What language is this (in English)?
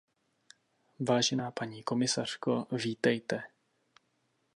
Czech